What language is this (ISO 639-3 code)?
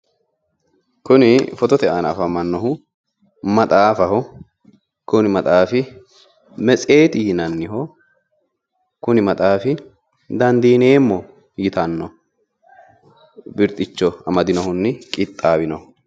sid